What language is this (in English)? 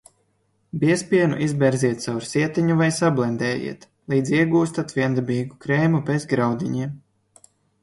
Latvian